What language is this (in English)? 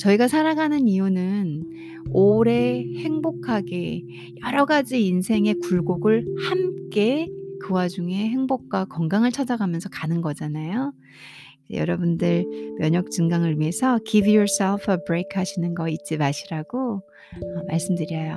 Korean